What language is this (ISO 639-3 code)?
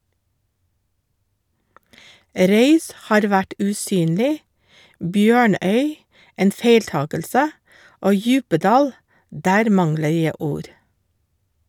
nor